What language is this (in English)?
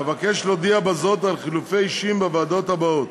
Hebrew